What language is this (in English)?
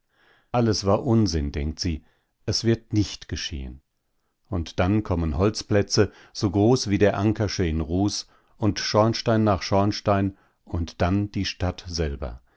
German